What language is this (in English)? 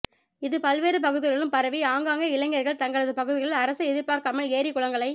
Tamil